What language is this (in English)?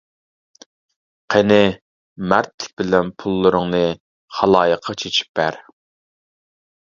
Uyghur